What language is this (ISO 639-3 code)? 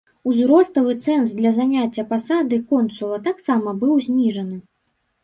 bel